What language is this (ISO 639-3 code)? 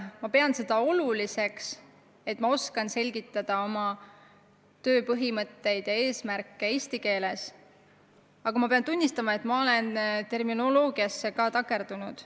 est